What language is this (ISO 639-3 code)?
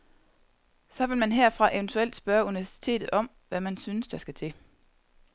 dan